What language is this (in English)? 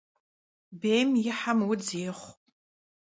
Kabardian